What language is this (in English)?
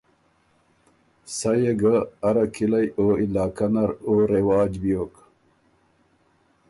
Ormuri